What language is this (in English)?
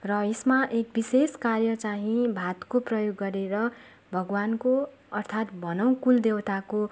Nepali